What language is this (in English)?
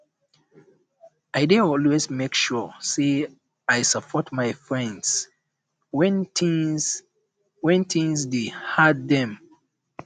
Nigerian Pidgin